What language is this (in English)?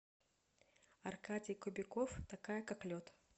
Russian